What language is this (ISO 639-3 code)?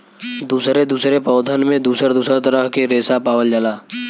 bho